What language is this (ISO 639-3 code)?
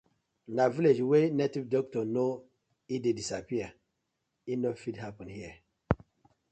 pcm